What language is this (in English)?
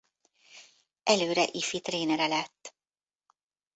Hungarian